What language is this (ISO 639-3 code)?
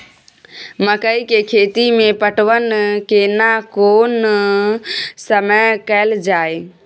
mai